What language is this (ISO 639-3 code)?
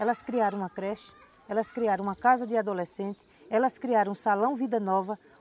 por